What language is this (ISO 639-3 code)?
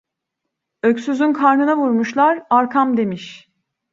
tur